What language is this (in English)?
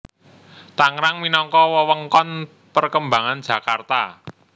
Javanese